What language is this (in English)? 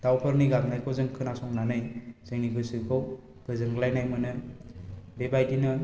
Bodo